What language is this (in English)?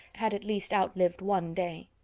English